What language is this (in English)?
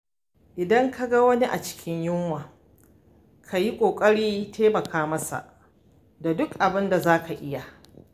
Hausa